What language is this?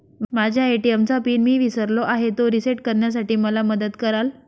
Marathi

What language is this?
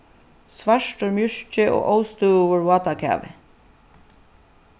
Faroese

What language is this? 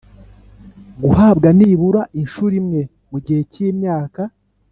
Kinyarwanda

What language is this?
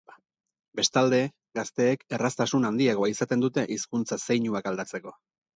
Basque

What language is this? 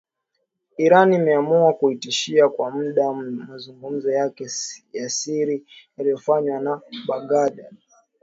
Swahili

